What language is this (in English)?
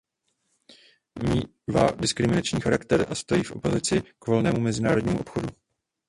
Czech